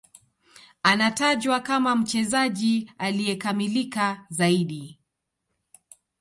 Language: Swahili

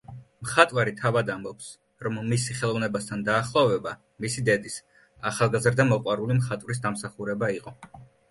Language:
Georgian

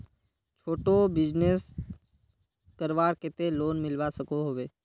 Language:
Magahi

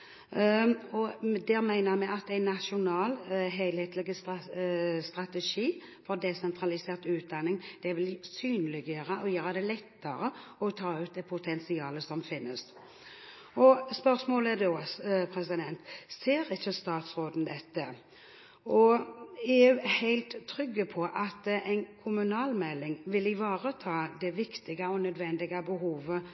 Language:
Norwegian Bokmål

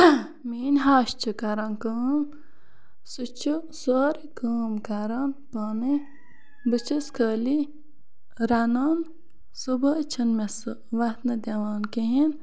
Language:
Kashmiri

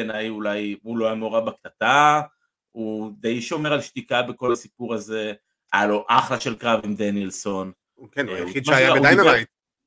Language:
Hebrew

